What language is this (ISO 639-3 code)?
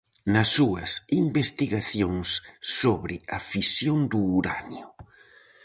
glg